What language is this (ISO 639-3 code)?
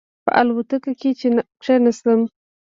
pus